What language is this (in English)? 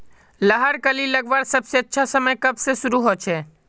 Magahi